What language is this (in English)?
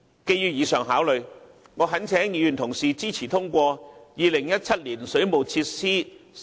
Cantonese